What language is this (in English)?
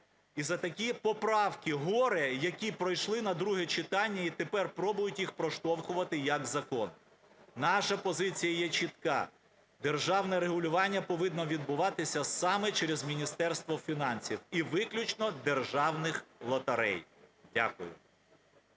Ukrainian